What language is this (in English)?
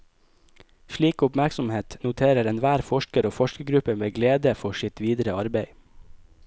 Norwegian